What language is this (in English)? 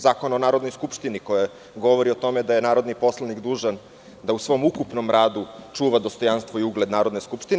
Serbian